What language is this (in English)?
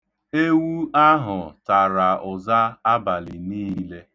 Igbo